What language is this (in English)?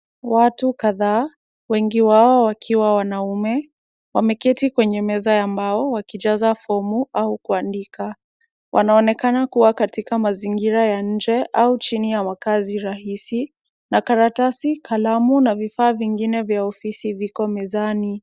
Swahili